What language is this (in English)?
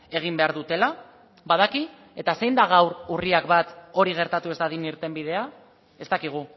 Basque